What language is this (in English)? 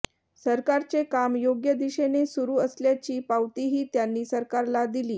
Marathi